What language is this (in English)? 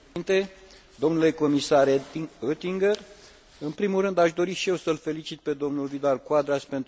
Romanian